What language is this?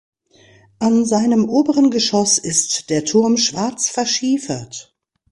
German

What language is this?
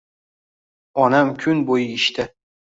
Uzbek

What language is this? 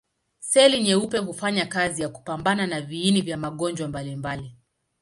Swahili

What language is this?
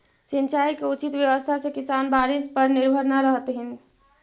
Magahi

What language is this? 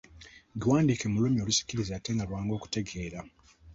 Ganda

